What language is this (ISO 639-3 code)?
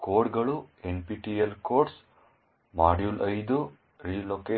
kan